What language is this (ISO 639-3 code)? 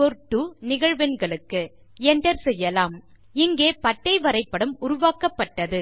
tam